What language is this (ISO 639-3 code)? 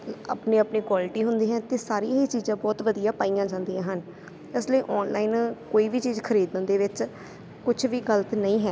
pan